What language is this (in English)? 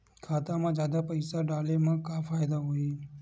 Chhattisgarhi